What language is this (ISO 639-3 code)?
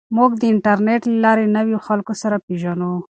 pus